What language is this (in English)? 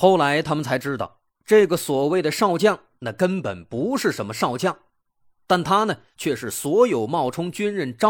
Chinese